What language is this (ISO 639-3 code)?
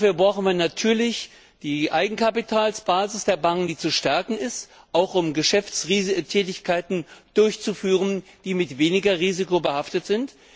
deu